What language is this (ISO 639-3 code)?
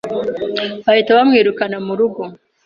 kin